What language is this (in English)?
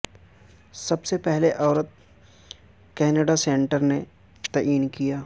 Urdu